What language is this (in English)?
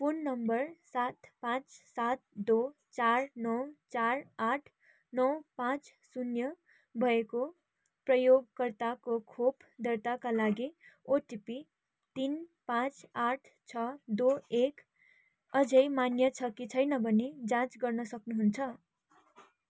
Nepali